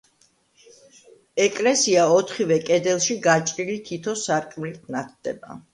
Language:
Georgian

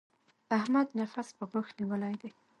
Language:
Pashto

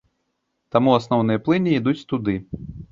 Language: Belarusian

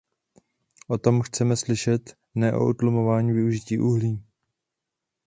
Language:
Czech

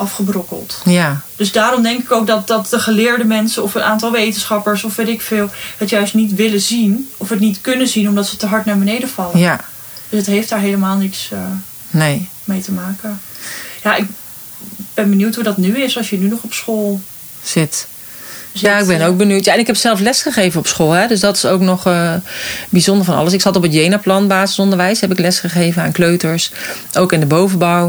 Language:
Dutch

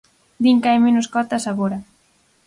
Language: Galician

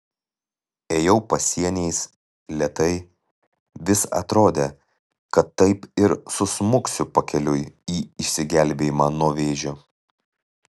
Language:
Lithuanian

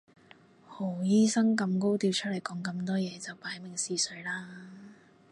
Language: Cantonese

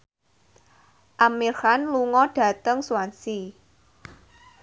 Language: Javanese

